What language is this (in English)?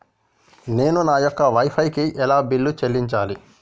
Telugu